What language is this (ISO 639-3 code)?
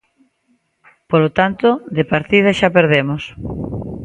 glg